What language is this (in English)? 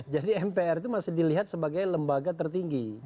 Indonesian